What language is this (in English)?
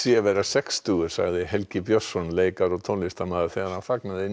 Icelandic